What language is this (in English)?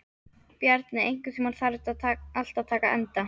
Icelandic